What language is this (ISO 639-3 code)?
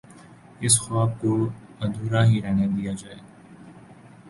urd